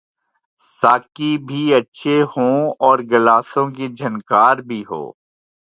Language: Urdu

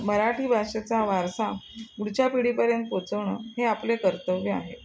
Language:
Marathi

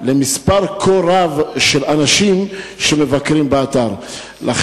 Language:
Hebrew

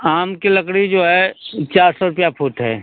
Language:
Hindi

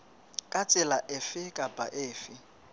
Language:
Southern Sotho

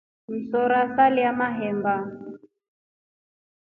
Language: Rombo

